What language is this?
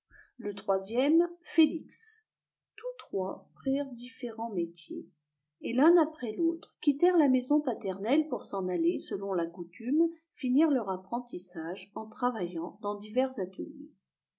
French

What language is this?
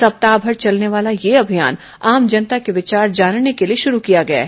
Hindi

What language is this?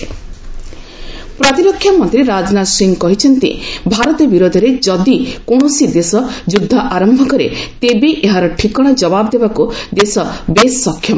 Odia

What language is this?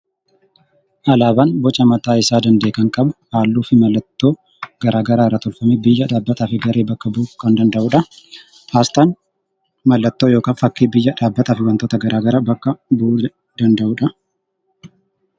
Oromo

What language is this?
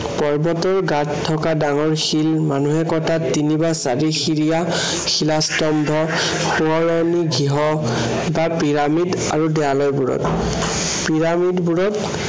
Assamese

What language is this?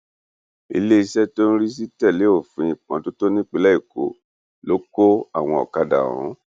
Yoruba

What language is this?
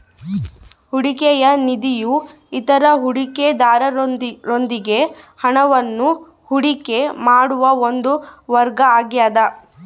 Kannada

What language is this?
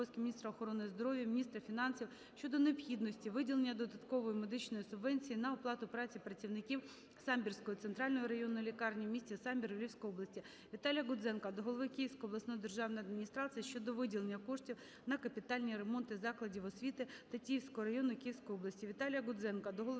Ukrainian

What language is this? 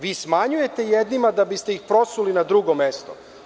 Serbian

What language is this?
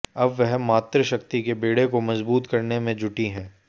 Hindi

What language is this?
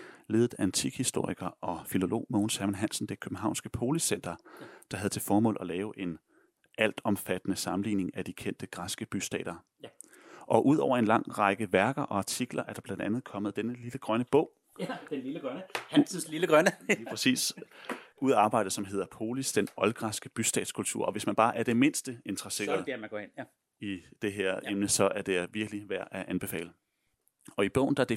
Danish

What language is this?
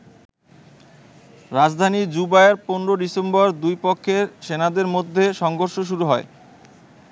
Bangla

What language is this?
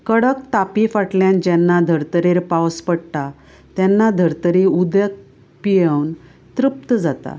Konkani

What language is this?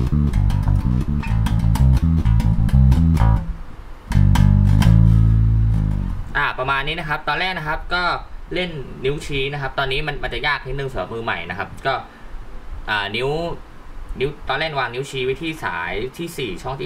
Thai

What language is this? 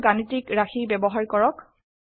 Assamese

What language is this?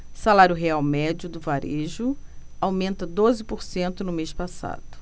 Portuguese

